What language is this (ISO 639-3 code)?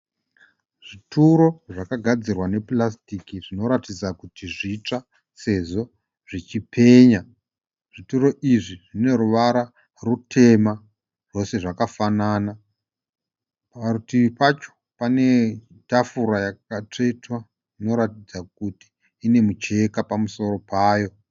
sna